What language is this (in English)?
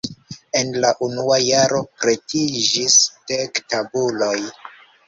Esperanto